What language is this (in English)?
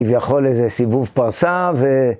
Hebrew